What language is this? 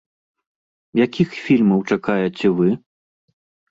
Belarusian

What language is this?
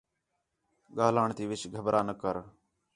Khetrani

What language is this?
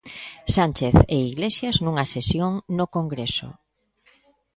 Galician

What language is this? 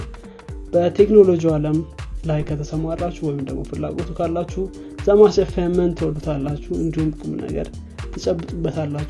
Amharic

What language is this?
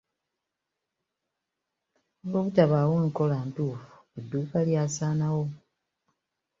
Ganda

